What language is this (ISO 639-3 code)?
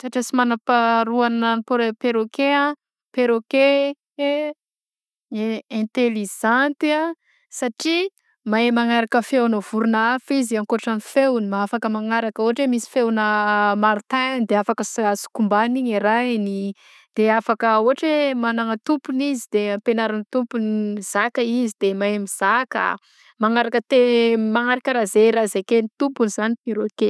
bzc